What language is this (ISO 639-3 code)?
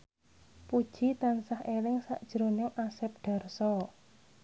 jav